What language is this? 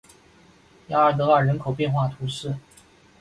Chinese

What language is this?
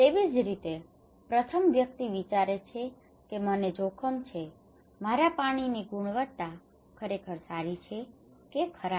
Gujarati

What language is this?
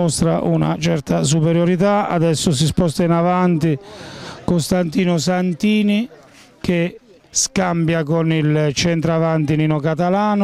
Italian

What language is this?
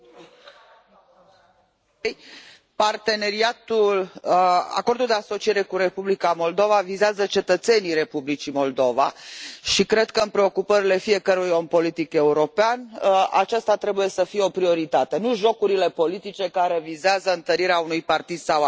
Romanian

